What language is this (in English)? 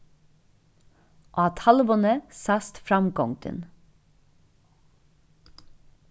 Faroese